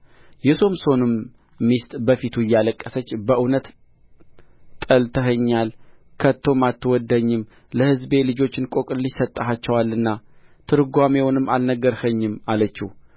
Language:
Amharic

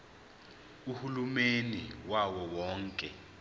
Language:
Zulu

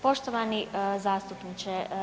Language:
Croatian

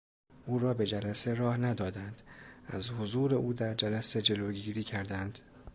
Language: Persian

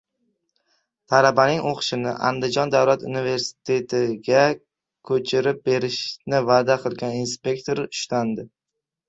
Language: Uzbek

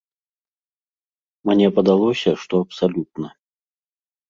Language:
Belarusian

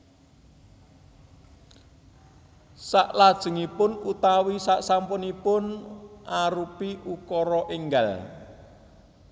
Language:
Javanese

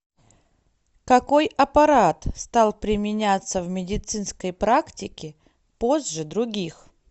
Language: Russian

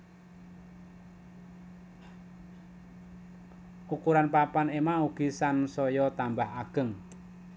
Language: Javanese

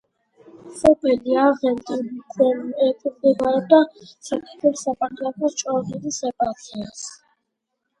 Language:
Georgian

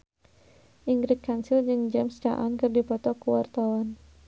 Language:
Sundanese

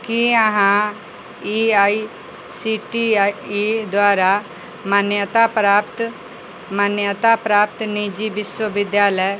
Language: Maithili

